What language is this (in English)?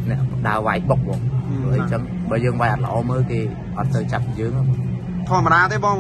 Thai